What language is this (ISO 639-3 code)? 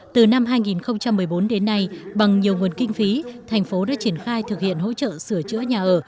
vie